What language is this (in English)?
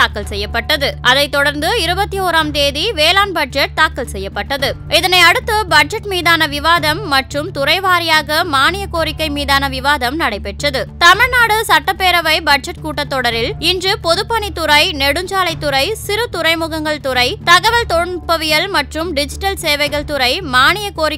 Indonesian